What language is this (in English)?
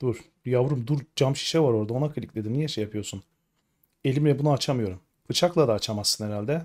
Turkish